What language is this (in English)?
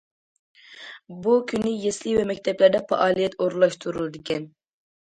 Uyghur